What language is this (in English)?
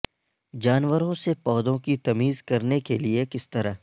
Urdu